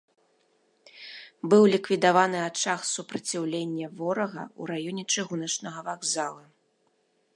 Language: Belarusian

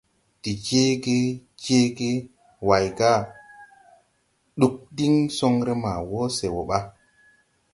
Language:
Tupuri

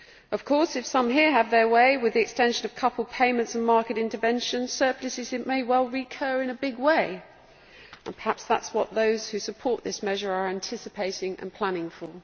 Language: English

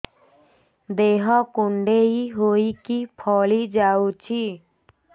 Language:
Odia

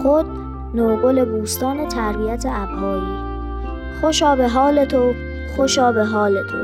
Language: Persian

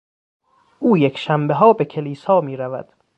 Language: Persian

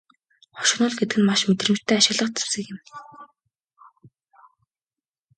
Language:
Mongolian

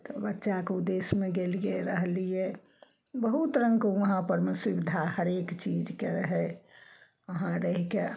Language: Maithili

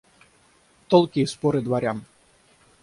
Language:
Russian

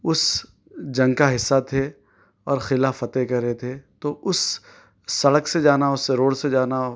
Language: Urdu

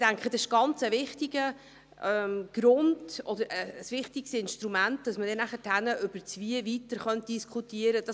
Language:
Swiss German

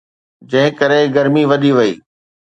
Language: Sindhi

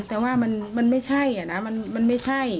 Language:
Thai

